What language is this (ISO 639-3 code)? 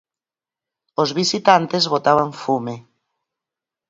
glg